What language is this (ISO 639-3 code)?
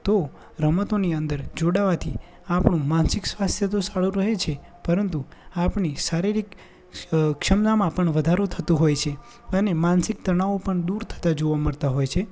guj